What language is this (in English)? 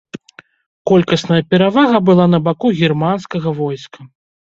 Belarusian